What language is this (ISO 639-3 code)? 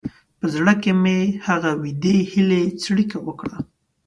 pus